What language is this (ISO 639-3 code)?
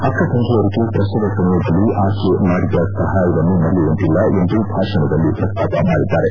kan